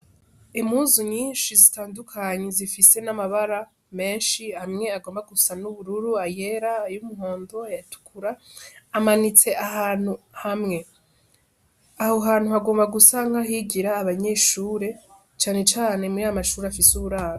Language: Rundi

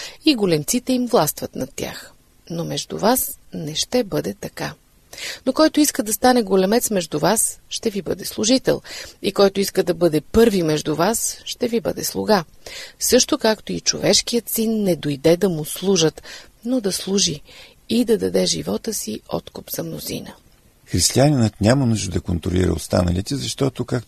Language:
Bulgarian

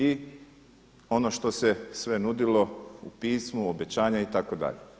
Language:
Croatian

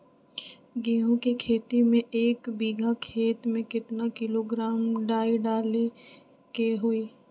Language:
Magahi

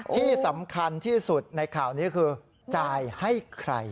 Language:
Thai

